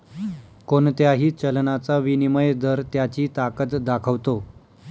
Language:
Marathi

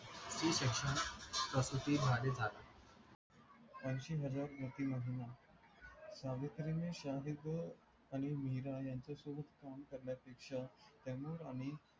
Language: Marathi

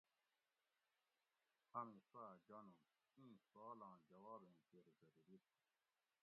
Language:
Gawri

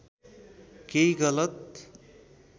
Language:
Nepali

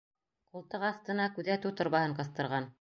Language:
Bashkir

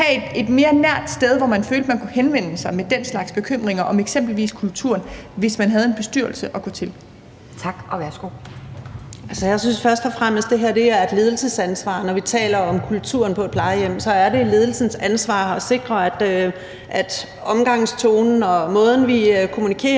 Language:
Danish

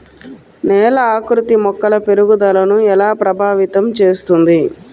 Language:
Telugu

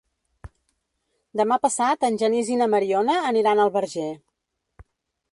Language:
Catalan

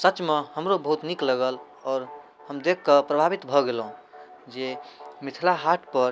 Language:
Maithili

